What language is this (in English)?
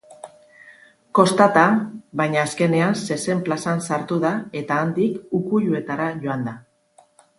Basque